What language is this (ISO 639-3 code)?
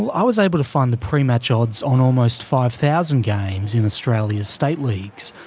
eng